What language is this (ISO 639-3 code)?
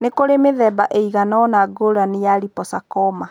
kik